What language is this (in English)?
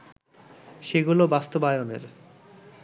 Bangla